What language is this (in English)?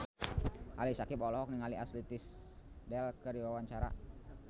Sundanese